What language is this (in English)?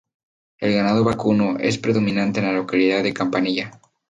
Spanish